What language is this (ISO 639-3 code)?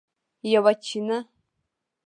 pus